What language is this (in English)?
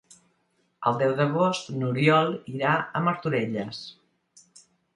Catalan